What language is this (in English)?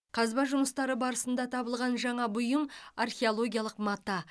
Kazakh